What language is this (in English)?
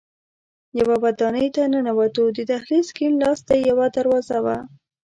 Pashto